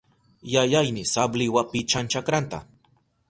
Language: Southern Pastaza Quechua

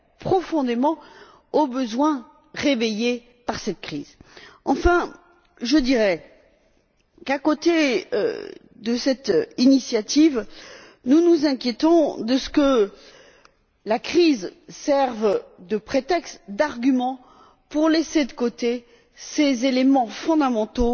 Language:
French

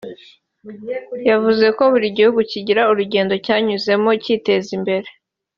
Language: Kinyarwanda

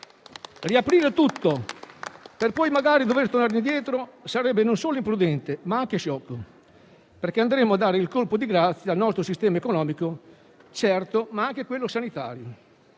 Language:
Italian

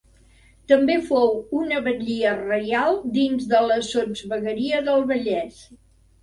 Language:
Catalan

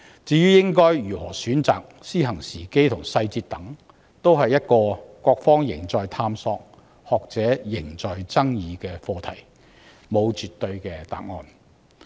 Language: Cantonese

